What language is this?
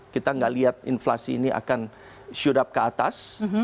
Indonesian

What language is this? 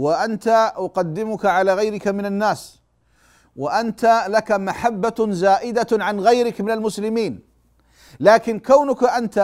Arabic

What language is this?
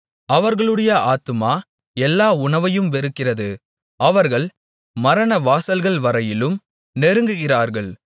Tamil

